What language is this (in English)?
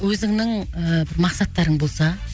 Kazakh